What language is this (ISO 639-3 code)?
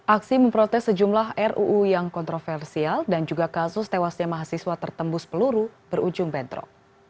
ind